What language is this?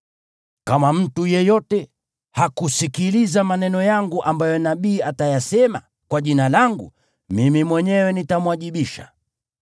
Swahili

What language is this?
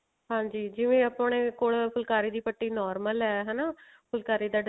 Punjabi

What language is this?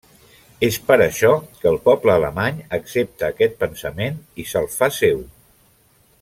Catalan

